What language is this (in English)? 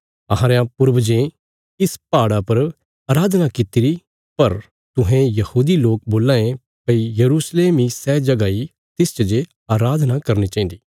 Bilaspuri